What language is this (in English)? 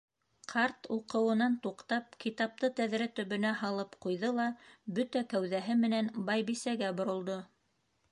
Bashkir